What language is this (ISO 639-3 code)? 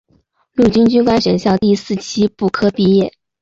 zho